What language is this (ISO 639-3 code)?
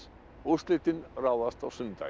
isl